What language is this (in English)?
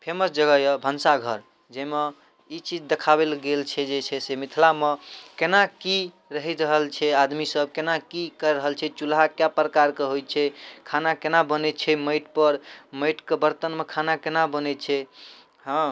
Maithili